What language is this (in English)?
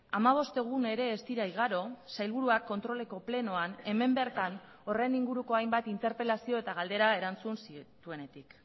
Basque